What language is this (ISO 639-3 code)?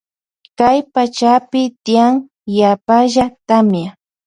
qvj